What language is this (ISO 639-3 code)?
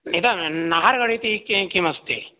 san